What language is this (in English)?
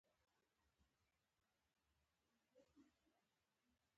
Pashto